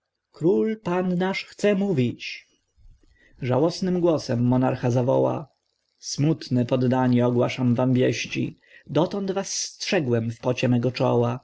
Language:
Polish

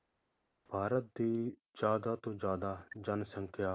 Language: Punjabi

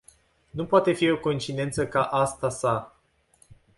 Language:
Romanian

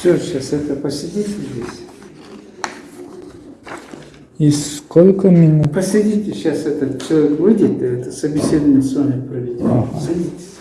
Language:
Russian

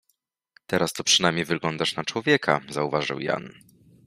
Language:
Polish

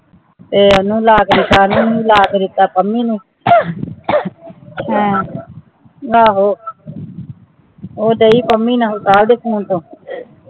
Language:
Punjabi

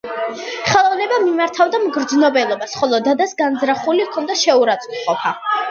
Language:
Georgian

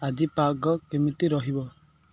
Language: Odia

